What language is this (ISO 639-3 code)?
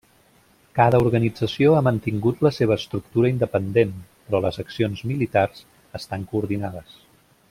cat